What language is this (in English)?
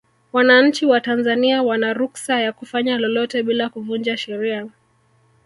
Swahili